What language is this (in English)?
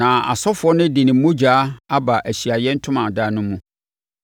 Akan